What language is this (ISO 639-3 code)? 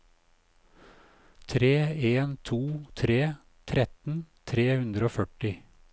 nor